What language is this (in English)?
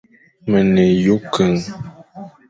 Fang